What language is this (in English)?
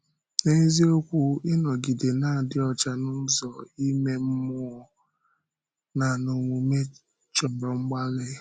Igbo